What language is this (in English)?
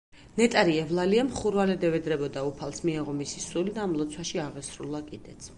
Georgian